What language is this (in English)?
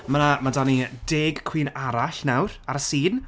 Welsh